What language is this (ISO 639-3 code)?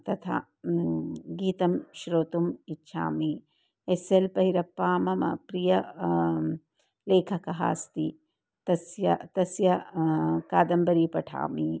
san